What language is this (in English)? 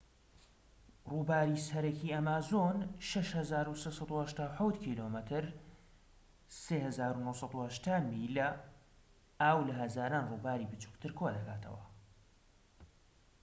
Central Kurdish